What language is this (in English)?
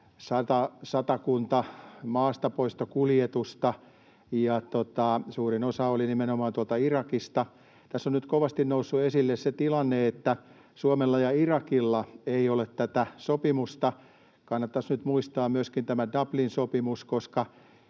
Finnish